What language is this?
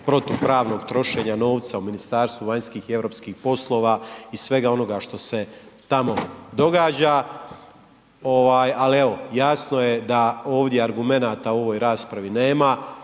Croatian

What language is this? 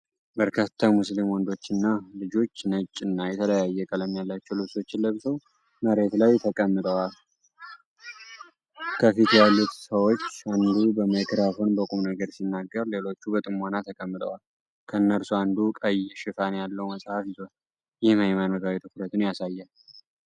Amharic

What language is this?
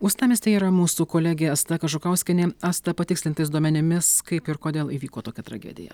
Lithuanian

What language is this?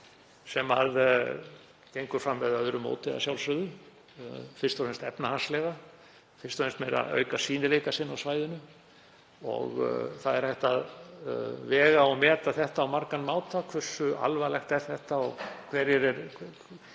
Icelandic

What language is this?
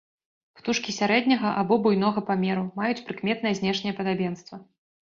Belarusian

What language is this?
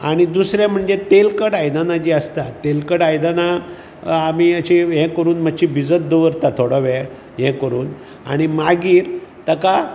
Konkani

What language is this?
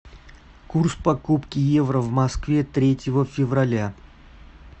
Russian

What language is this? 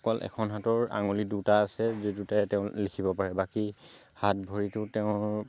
Assamese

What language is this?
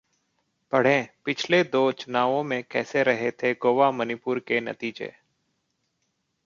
Hindi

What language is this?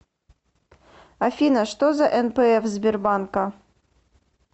Russian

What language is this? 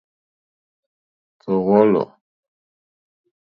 Mokpwe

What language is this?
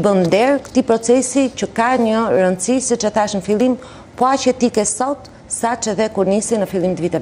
Romanian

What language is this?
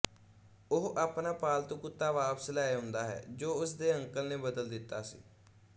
Punjabi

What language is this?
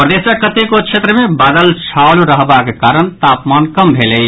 Maithili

